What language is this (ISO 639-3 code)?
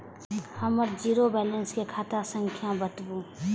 mai